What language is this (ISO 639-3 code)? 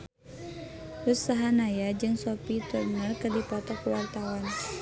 sun